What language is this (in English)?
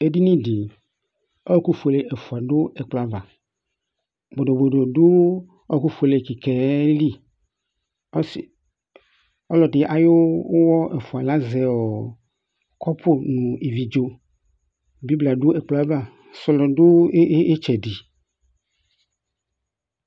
Ikposo